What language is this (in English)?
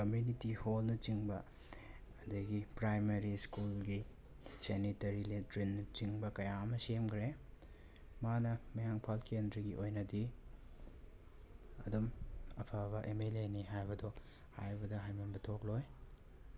Manipuri